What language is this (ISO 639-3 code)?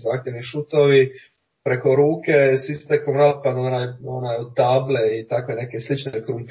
hrv